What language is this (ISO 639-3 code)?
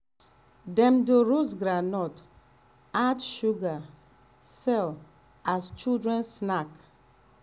pcm